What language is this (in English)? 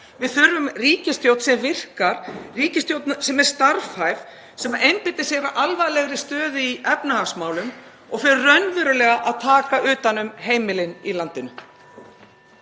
Icelandic